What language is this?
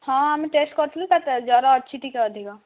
Odia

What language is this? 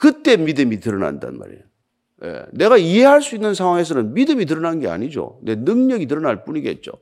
Korean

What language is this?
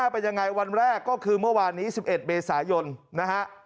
Thai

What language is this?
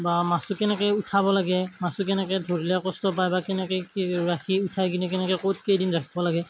Assamese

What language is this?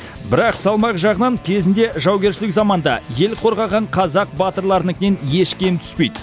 Kazakh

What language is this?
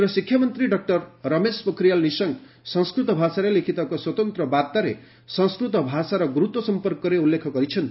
Odia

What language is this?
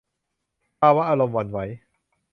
Thai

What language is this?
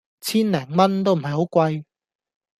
Cantonese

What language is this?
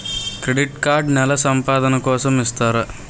Telugu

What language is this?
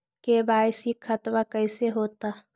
Magahi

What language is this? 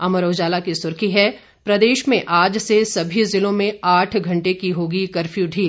Hindi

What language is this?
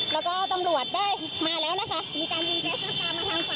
Thai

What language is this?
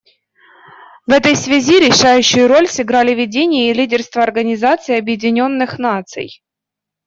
Russian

